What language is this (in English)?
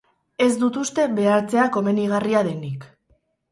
Basque